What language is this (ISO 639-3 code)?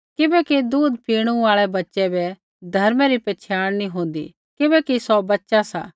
kfx